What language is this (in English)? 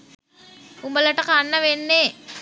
Sinhala